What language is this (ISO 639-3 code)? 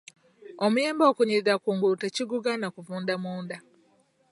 lug